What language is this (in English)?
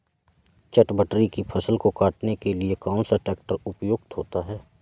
Hindi